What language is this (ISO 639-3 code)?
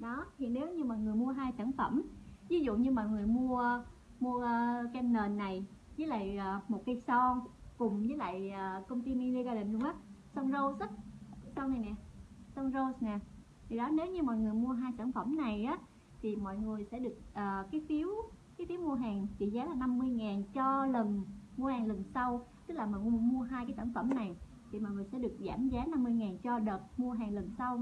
vie